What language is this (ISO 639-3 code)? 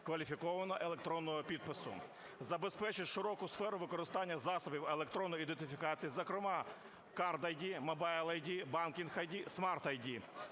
ukr